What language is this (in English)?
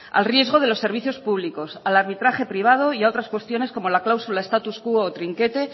Spanish